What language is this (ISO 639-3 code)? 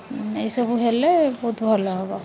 ori